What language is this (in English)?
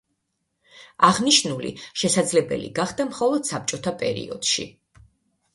Georgian